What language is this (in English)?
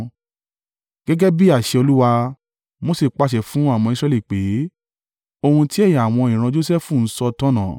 Yoruba